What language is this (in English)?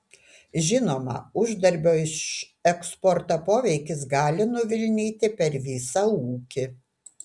Lithuanian